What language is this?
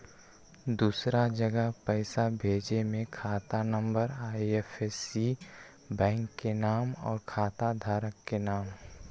Magahi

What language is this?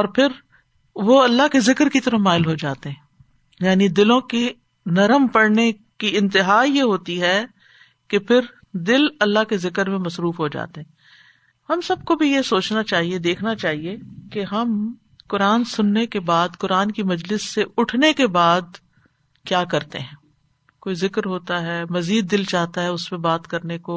Urdu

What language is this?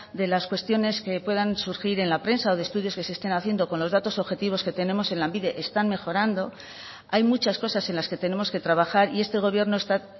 Spanish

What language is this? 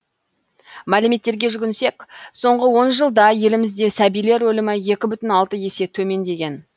Kazakh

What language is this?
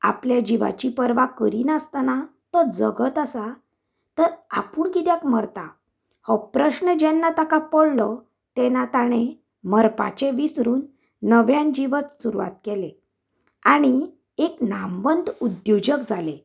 Konkani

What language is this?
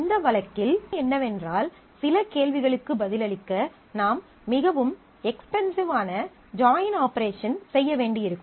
Tamil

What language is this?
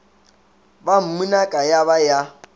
Northern Sotho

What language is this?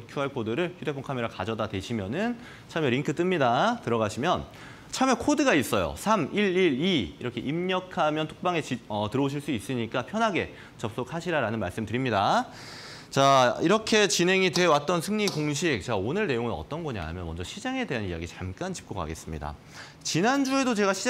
Korean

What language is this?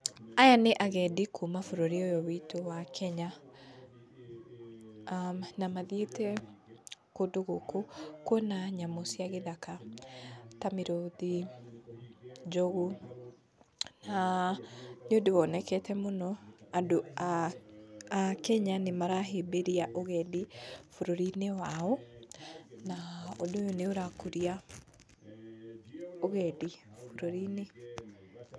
Kikuyu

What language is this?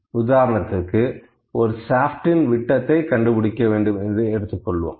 Tamil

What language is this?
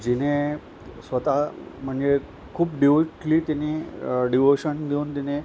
Marathi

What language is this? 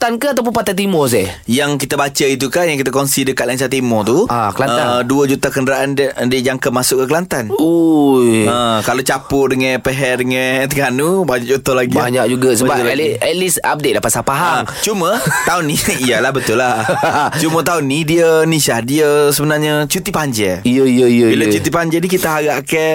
Malay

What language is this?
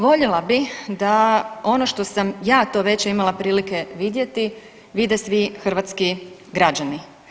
Croatian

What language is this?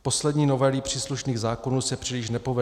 Czech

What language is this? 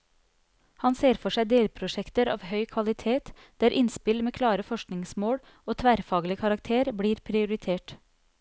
Norwegian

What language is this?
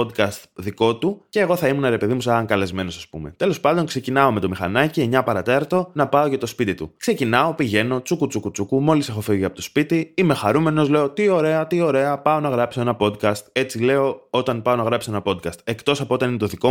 Greek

